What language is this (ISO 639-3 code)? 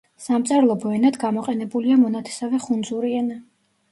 kat